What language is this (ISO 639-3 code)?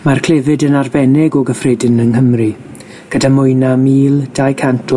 cym